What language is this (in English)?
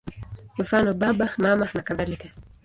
Swahili